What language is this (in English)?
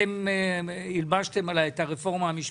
Hebrew